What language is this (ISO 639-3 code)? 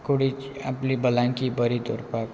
kok